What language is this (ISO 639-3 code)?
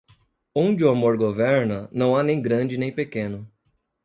por